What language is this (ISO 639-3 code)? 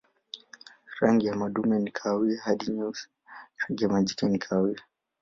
swa